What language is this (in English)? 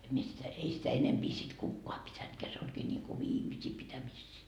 Finnish